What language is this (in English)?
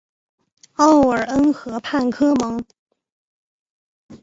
Chinese